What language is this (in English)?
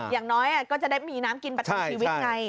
Thai